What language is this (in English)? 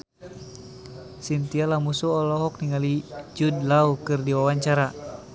Sundanese